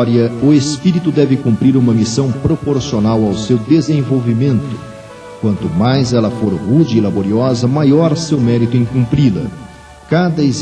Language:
Portuguese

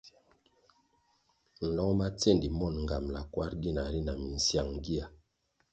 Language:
Kwasio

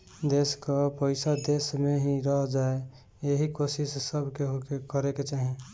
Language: Bhojpuri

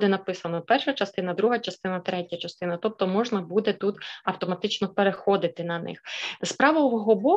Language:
Ukrainian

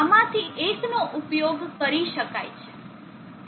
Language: Gujarati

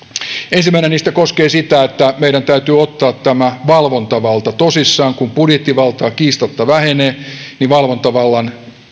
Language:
Finnish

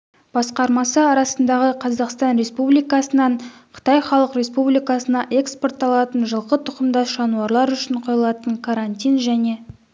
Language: Kazakh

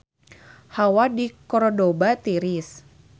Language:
Sundanese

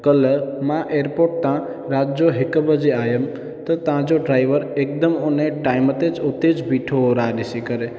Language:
Sindhi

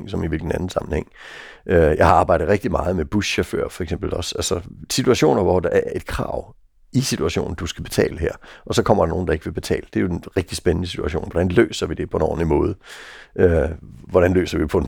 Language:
Danish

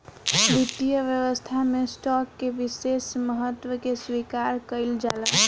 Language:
Bhojpuri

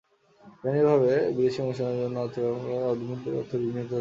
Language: Bangla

